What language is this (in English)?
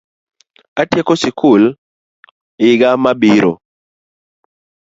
Luo (Kenya and Tanzania)